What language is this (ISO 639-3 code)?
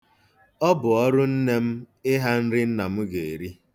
ibo